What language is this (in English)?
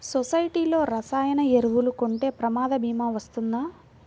Telugu